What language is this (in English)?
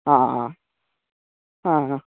Sanskrit